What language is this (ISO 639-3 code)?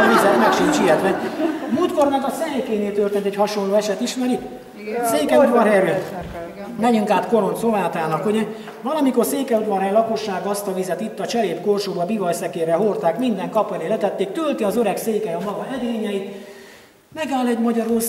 hun